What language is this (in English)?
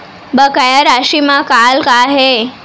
Chhattisgarhi